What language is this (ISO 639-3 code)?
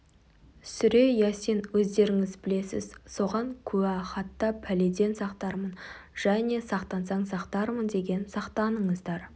kaz